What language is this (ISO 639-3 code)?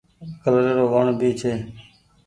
gig